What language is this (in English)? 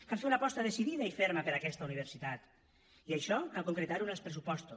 Catalan